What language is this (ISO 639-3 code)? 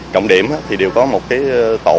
vie